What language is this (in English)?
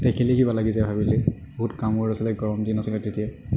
Assamese